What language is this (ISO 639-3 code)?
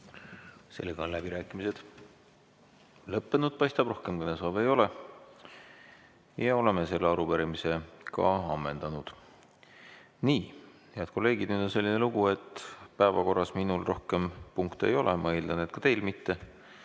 est